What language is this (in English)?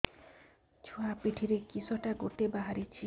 Odia